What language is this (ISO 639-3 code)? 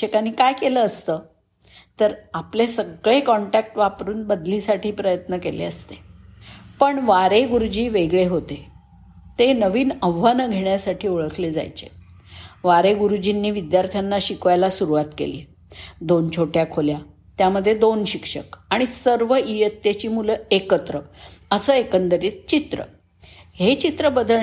mar